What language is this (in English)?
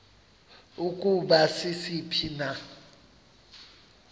Xhosa